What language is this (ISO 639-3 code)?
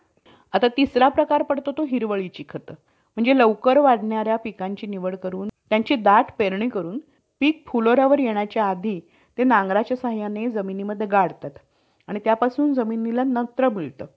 mar